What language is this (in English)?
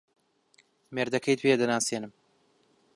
Central Kurdish